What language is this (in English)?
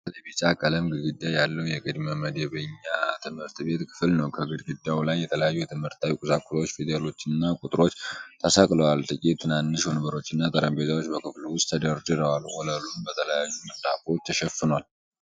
Amharic